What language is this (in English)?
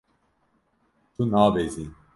Kurdish